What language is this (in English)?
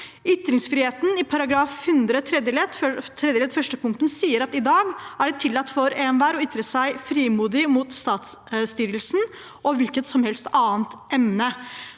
Norwegian